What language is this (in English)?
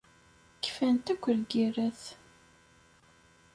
Kabyle